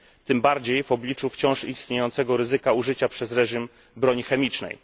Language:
Polish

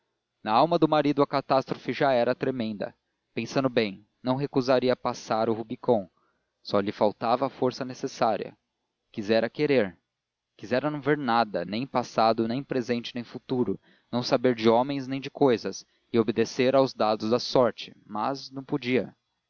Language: Portuguese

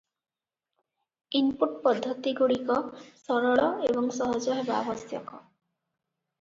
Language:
Odia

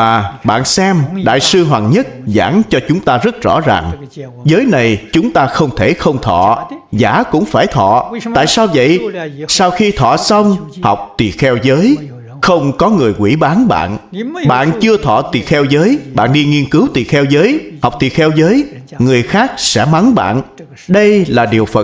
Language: Vietnamese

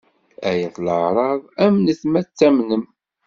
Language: Kabyle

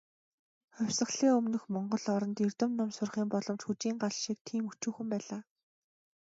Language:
Mongolian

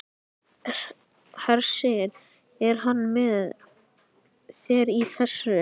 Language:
Icelandic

